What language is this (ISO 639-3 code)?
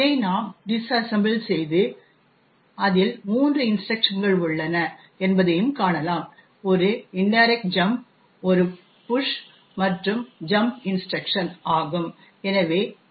tam